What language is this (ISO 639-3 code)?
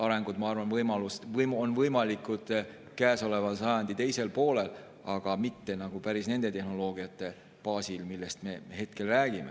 est